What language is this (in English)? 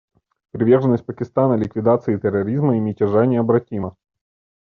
Russian